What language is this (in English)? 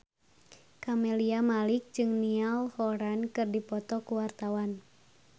Sundanese